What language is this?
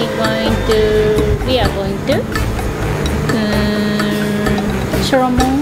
Japanese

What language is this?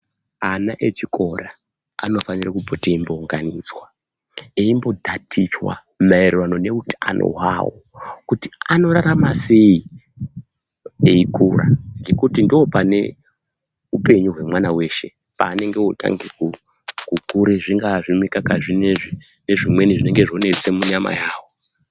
Ndau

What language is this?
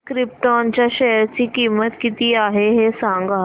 Marathi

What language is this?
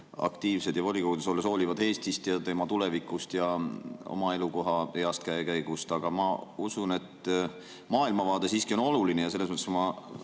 Estonian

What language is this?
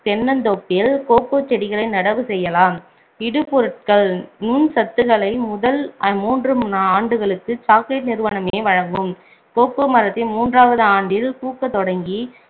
Tamil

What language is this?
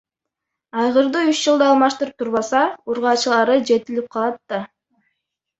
Kyrgyz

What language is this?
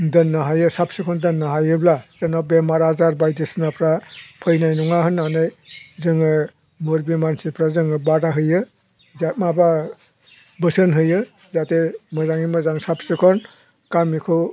Bodo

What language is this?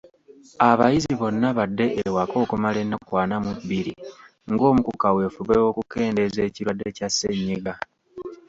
Ganda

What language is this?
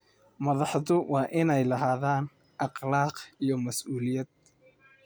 Somali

